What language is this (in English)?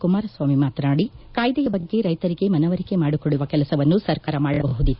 Kannada